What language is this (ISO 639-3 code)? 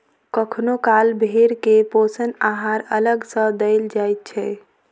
mai